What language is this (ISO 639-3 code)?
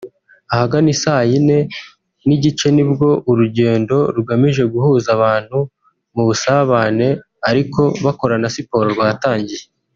kin